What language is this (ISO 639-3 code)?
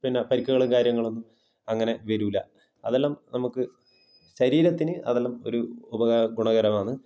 mal